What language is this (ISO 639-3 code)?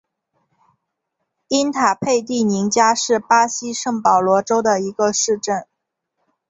zho